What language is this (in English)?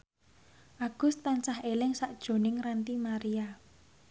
Javanese